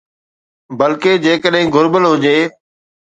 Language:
Sindhi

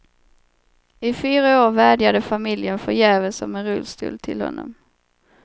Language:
Swedish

